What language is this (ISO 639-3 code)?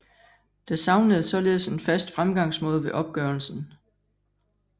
dan